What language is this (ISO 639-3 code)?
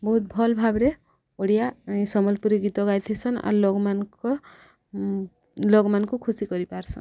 ori